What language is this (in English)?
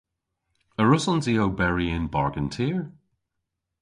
Cornish